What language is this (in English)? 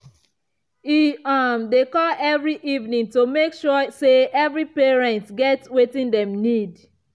Nigerian Pidgin